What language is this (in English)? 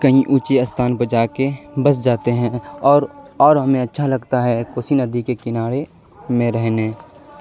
Urdu